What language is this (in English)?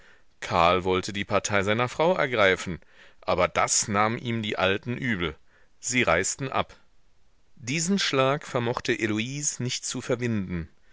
German